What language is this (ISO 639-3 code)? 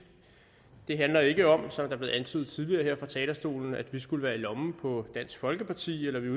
dan